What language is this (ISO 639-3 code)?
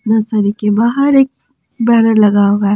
hin